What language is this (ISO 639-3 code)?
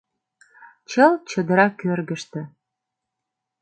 chm